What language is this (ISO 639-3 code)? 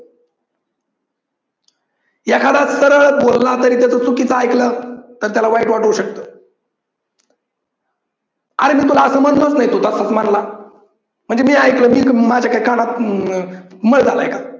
mar